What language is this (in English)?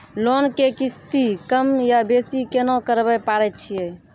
Maithili